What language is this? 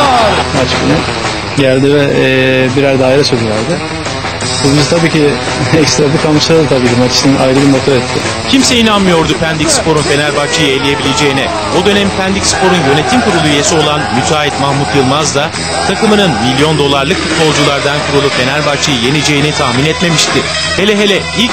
Turkish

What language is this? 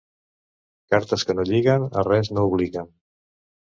Catalan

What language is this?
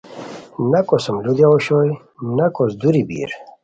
Khowar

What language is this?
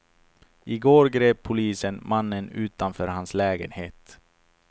Swedish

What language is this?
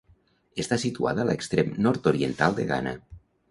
Catalan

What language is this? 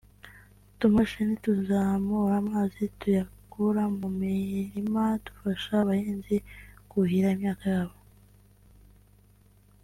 Kinyarwanda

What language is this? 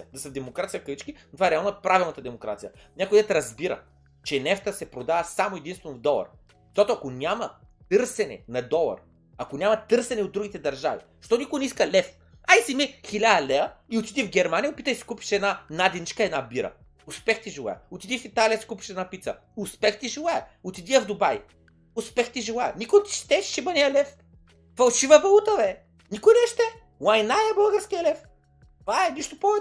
Bulgarian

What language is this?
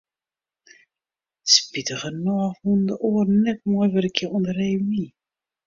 Western Frisian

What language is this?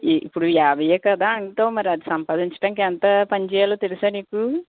Telugu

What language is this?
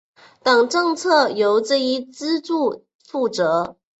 Chinese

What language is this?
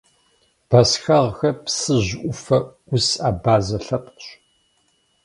Kabardian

